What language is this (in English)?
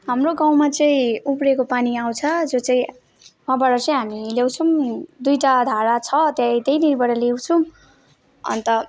Nepali